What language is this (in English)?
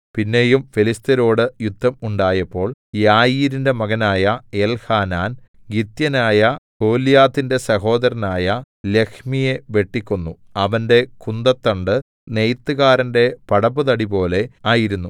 Malayalam